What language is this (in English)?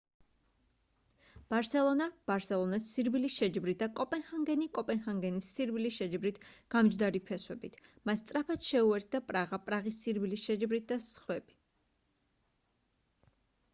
Georgian